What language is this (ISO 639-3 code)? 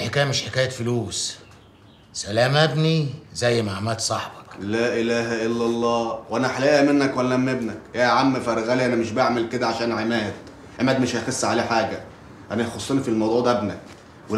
ara